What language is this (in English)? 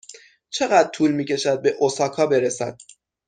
Persian